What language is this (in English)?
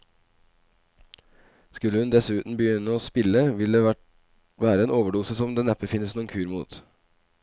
Norwegian